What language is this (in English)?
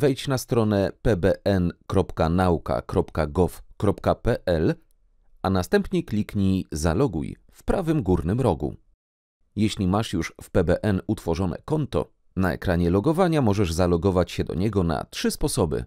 Polish